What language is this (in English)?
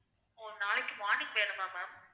Tamil